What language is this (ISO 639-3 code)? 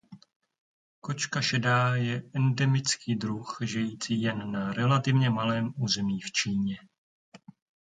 ces